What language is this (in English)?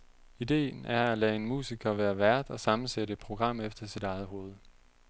Danish